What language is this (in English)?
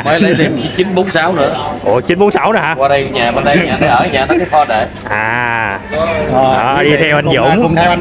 Vietnamese